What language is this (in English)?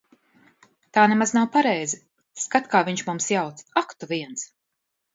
Latvian